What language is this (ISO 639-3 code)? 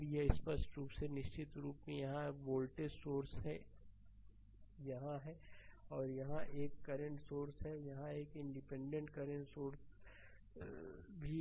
hin